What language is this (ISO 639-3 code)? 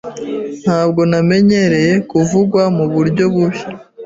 kin